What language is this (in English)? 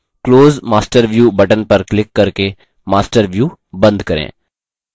Hindi